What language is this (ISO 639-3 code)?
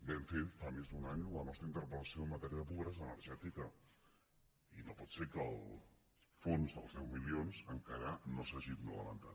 cat